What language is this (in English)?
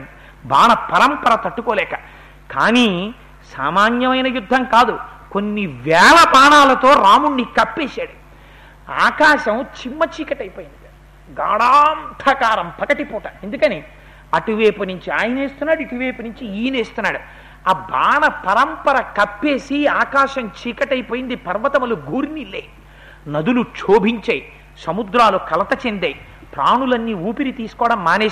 Telugu